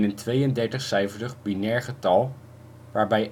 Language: Dutch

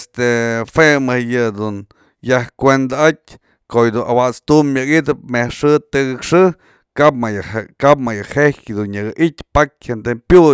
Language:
Mazatlán Mixe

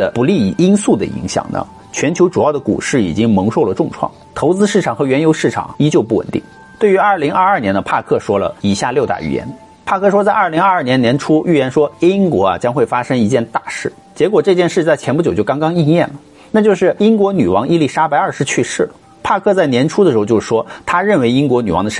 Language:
Chinese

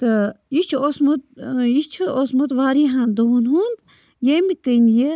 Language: Kashmiri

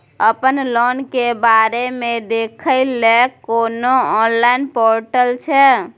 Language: Maithili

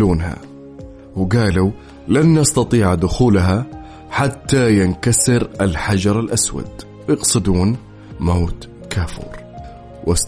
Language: Arabic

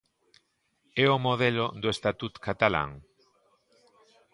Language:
Galician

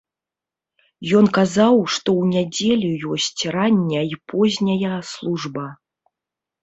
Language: Belarusian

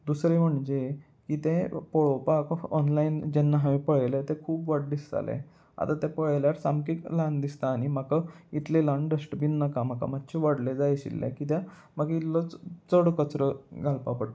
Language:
Konkani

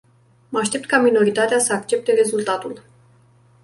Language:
Romanian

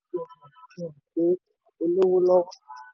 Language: Yoruba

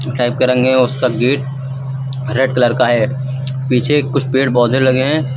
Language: Hindi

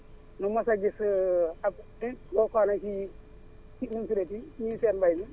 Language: Wolof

